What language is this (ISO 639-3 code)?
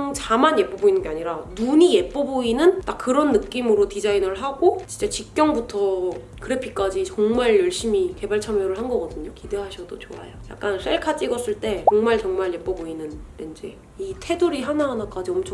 kor